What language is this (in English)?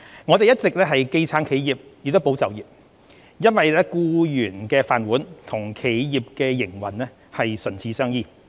Cantonese